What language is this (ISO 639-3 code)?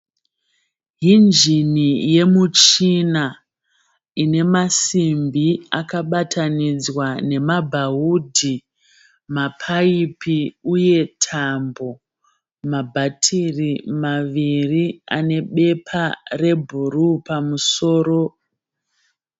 sna